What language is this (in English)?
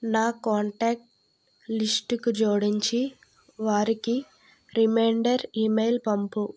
Telugu